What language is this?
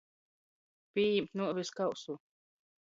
Latgalian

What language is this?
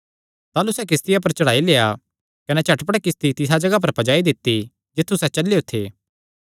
Kangri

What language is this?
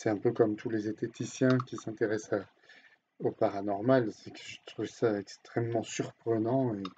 French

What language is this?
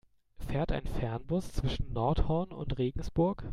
German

